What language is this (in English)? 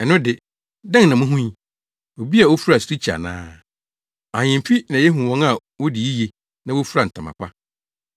Akan